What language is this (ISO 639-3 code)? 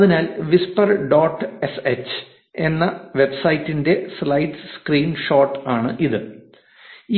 mal